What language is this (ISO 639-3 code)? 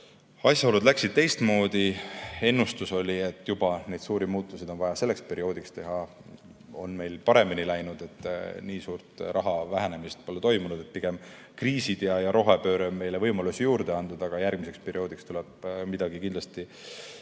est